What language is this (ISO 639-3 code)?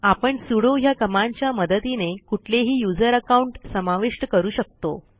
mar